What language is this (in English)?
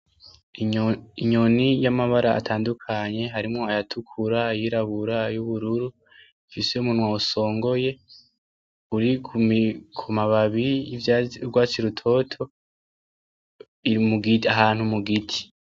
Rundi